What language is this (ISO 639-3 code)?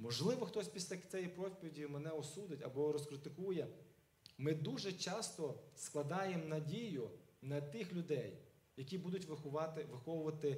ukr